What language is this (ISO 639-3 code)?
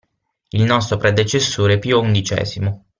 ita